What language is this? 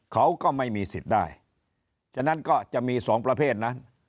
Thai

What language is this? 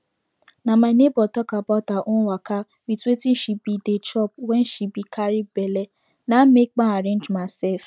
Nigerian Pidgin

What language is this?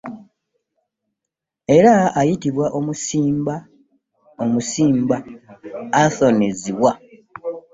Ganda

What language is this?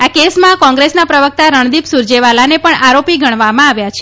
Gujarati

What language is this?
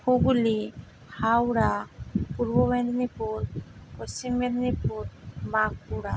Bangla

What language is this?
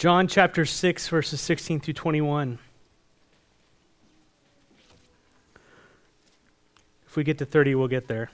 English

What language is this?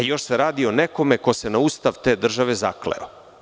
Serbian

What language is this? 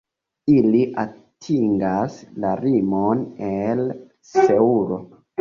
Esperanto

